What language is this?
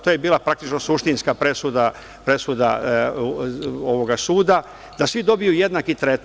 Serbian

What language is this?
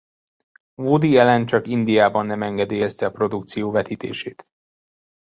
Hungarian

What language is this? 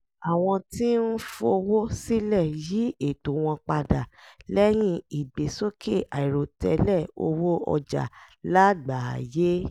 Yoruba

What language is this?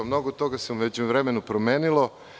Serbian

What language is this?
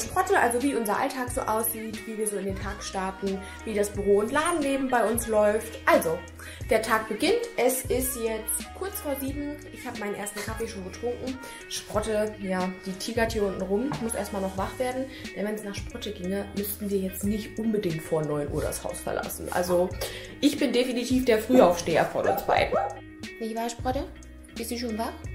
German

